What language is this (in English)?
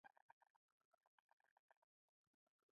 Pashto